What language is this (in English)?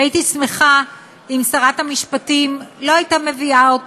Hebrew